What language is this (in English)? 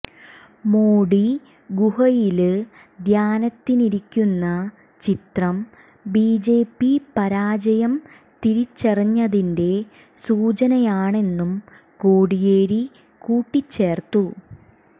Malayalam